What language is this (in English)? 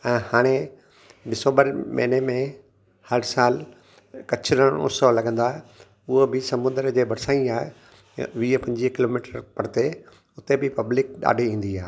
Sindhi